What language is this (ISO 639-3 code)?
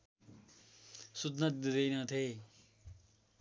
nep